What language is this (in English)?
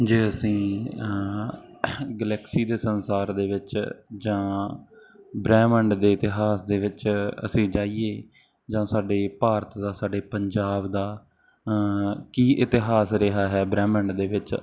Punjabi